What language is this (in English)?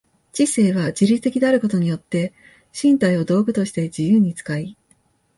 Japanese